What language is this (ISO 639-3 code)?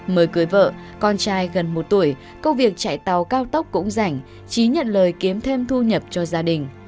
vie